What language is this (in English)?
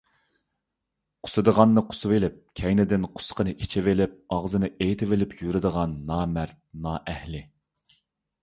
Uyghur